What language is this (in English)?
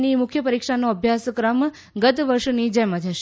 Gujarati